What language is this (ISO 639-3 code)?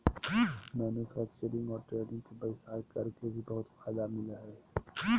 mag